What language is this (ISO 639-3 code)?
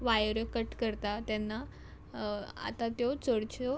kok